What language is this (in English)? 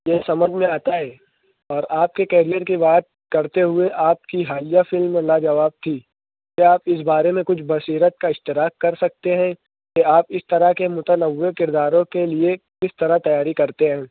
Urdu